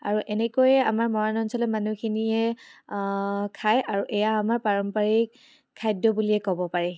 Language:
Assamese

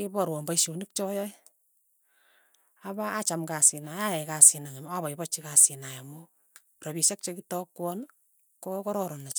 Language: Tugen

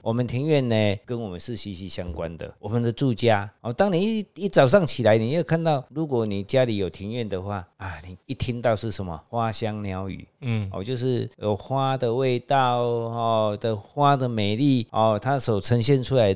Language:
Chinese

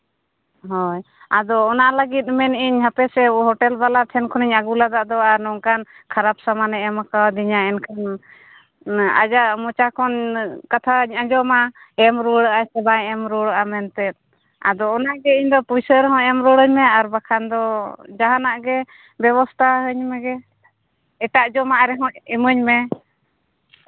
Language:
Santali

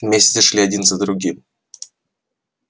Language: Russian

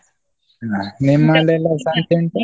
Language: Kannada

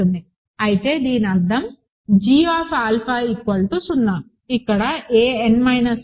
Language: Telugu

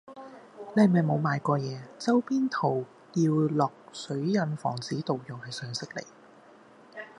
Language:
Cantonese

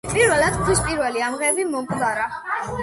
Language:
Georgian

